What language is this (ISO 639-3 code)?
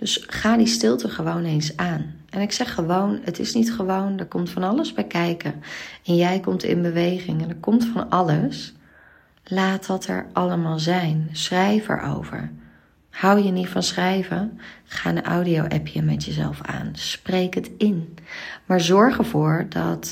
nld